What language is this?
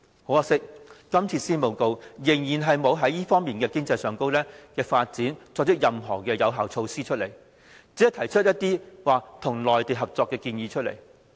Cantonese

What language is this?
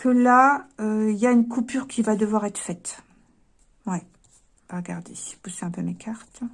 French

